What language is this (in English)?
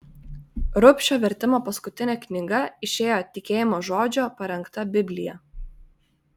Lithuanian